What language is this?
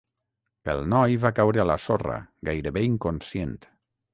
Catalan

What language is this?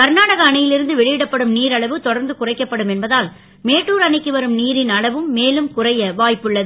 Tamil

